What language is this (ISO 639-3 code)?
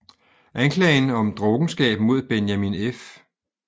dan